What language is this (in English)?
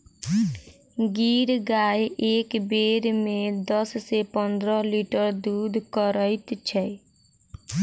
Maithili